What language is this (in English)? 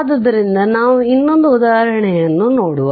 Kannada